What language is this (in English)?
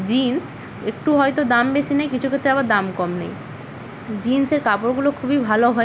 Bangla